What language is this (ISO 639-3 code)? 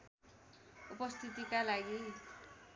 nep